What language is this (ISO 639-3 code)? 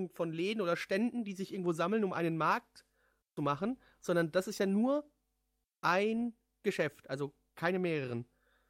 deu